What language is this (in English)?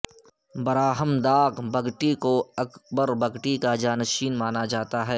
Urdu